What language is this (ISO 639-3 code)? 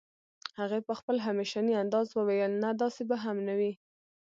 pus